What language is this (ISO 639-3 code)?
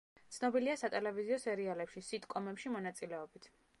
kat